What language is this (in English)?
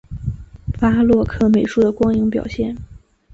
Chinese